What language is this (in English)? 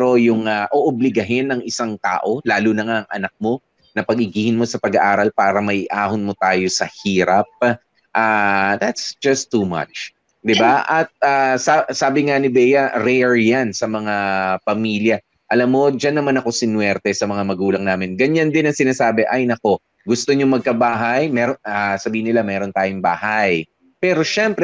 Filipino